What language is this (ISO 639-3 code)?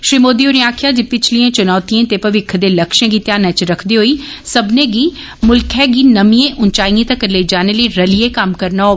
doi